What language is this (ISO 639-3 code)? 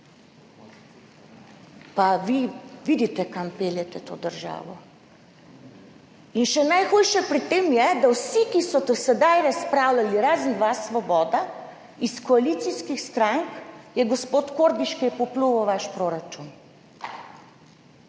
slv